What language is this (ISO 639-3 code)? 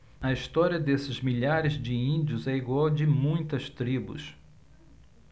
por